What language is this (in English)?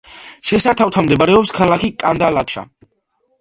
Georgian